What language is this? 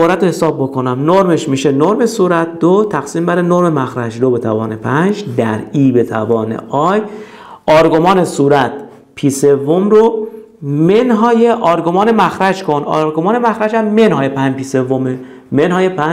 Persian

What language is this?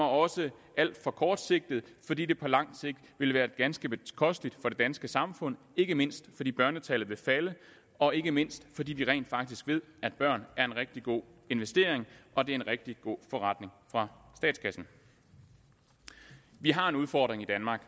Danish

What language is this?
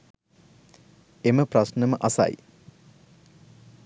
Sinhala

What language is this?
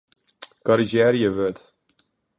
Western Frisian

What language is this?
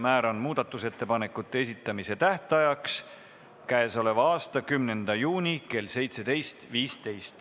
Estonian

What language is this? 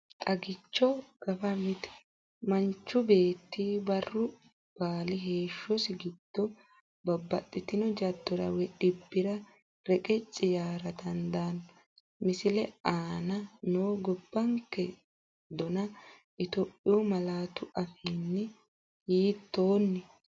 Sidamo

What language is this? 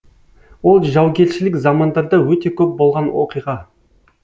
Kazakh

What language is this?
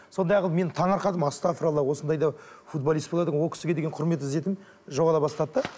Kazakh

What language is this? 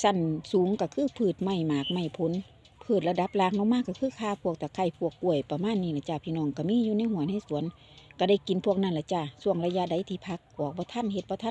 Thai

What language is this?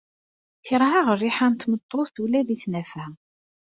Kabyle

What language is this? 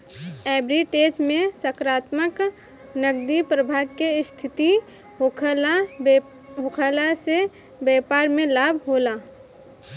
Bhojpuri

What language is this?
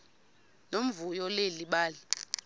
Xhosa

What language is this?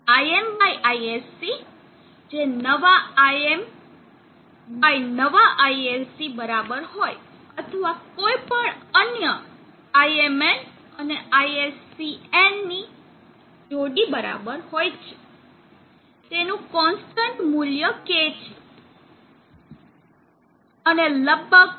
Gujarati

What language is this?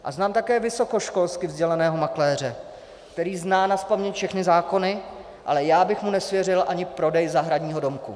Czech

